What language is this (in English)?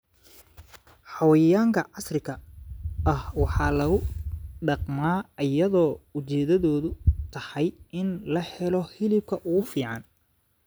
Somali